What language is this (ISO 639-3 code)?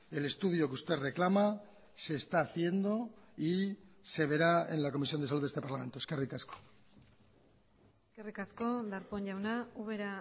spa